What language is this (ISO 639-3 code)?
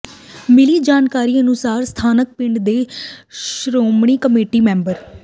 pan